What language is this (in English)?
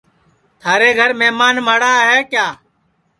Sansi